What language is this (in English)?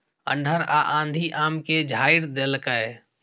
Maithili